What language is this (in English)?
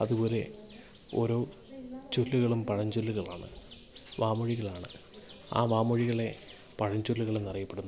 Malayalam